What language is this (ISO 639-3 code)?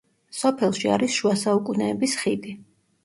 kat